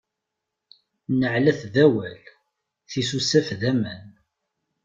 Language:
Kabyle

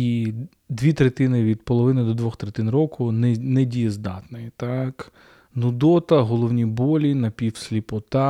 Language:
Ukrainian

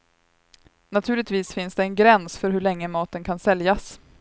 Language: Swedish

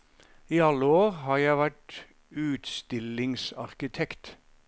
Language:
Norwegian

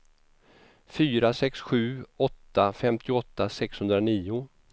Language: Swedish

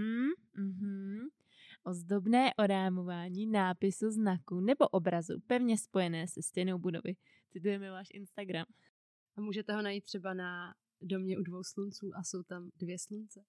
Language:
Czech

